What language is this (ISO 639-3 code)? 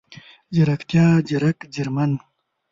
pus